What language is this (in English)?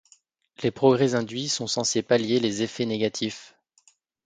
French